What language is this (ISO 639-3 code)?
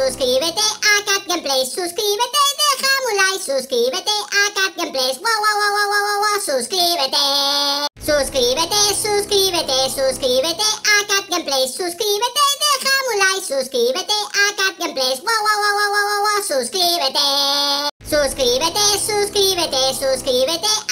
tha